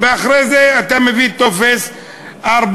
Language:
Hebrew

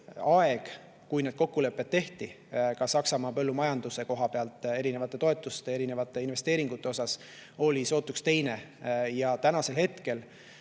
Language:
Estonian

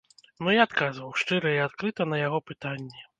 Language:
Belarusian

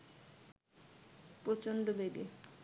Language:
Bangla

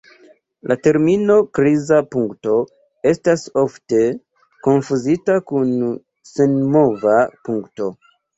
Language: Esperanto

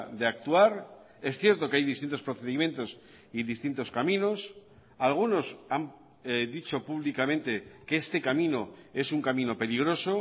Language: Spanish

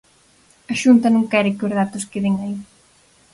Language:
Galician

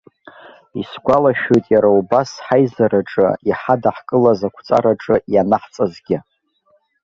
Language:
Abkhazian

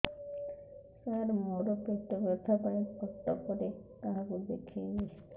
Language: Odia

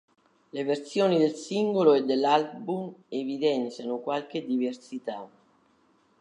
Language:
Italian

